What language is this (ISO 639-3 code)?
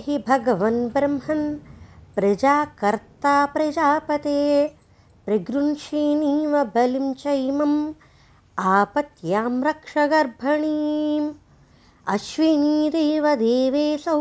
tel